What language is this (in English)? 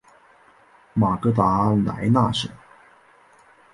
Chinese